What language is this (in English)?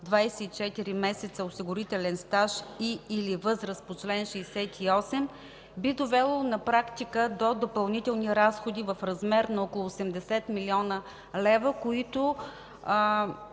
Bulgarian